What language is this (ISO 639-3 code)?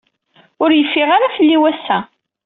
kab